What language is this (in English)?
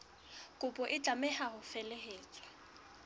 Southern Sotho